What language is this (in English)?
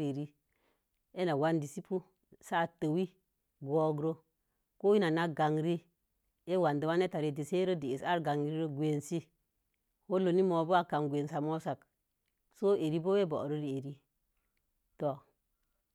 Mom Jango